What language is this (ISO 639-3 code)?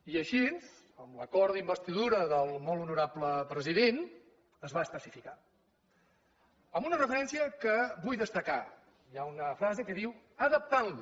cat